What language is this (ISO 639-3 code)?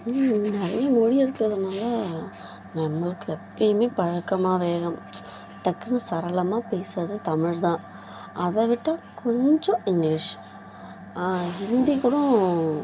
tam